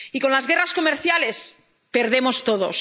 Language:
Spanish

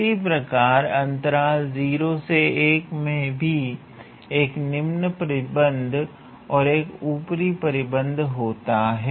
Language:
Hindi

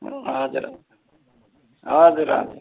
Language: Nepali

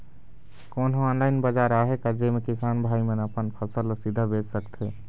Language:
Chhattisgarhi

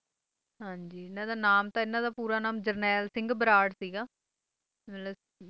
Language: Punjabi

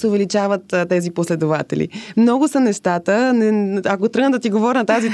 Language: Bulgarian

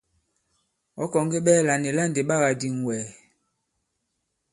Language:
Bankon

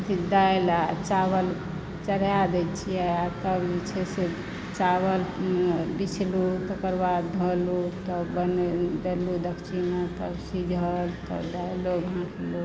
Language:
Maithili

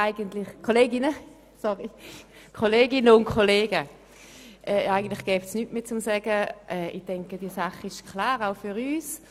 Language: Swiss German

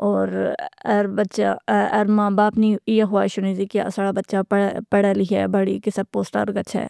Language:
Pahari-Potwari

